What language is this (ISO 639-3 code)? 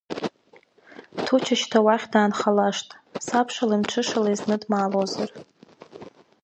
abk